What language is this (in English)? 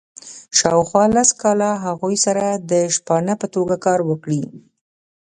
Pashto